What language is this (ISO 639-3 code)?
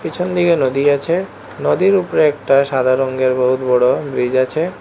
ben